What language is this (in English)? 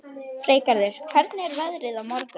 Icelandic